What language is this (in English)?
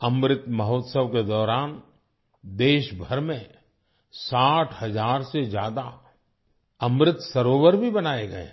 Hindi